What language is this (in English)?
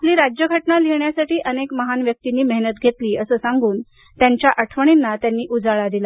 Marathi